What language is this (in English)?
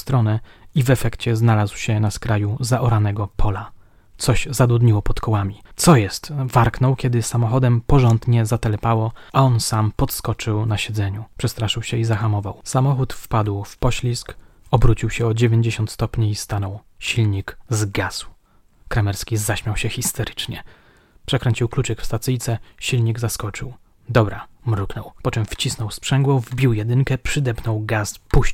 Polish